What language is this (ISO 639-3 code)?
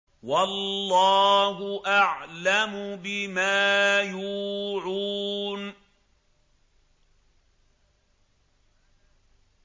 ara